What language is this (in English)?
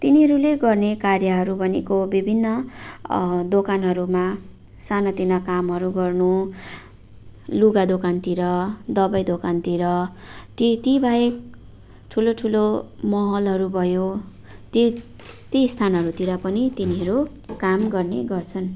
Nepali